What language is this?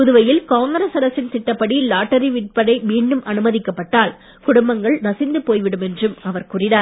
Tamil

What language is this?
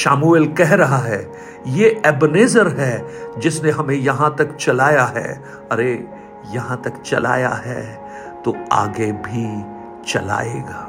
Hindi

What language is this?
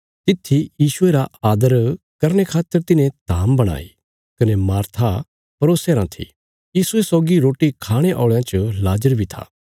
Bilaspuri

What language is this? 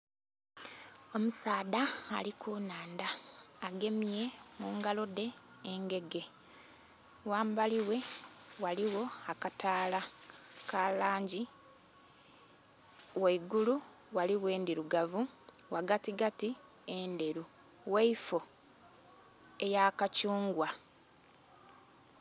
Soga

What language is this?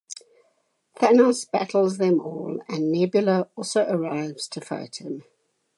English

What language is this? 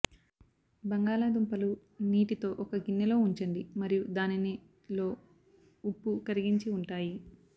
Telugu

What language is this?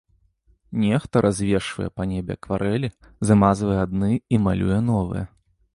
Belarusian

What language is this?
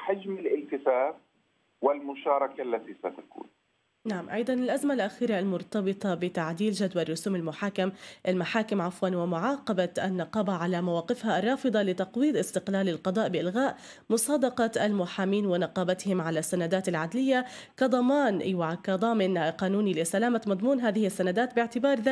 Arabic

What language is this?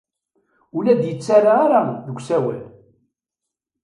Kabyle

